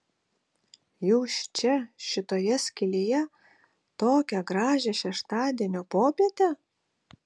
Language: Lithuanian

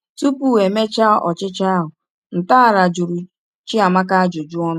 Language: Igbo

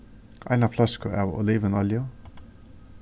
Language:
Faroese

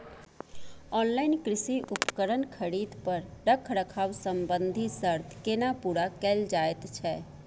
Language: Maithili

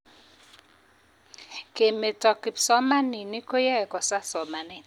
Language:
Kalenjin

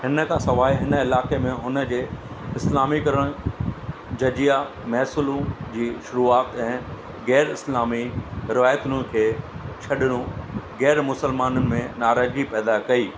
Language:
Sindhi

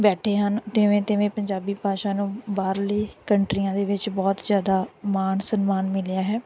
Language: Punjabi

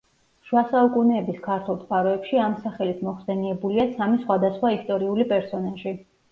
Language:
Georgian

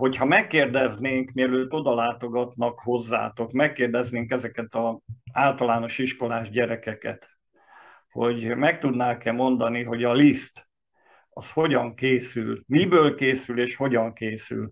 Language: Hungarian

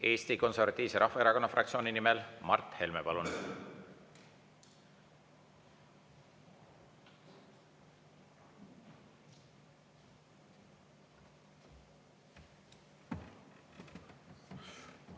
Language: Estonian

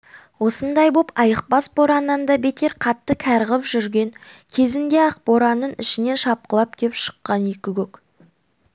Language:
Kazakh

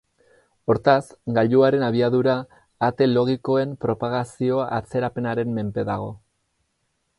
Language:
Basque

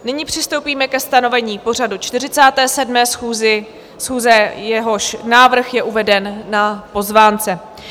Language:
Czech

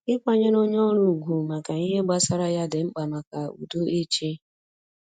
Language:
Igbo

